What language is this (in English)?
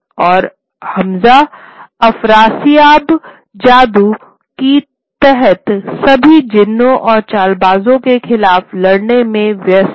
Hindi